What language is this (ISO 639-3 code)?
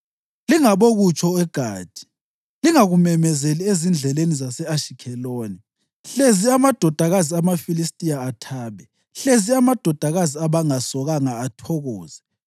nde